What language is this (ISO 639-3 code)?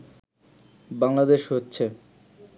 ben